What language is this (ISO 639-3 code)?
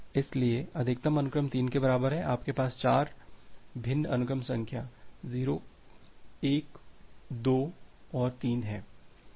hin